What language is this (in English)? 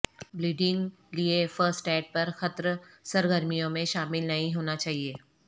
Urdu